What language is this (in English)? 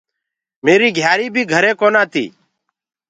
Gurgula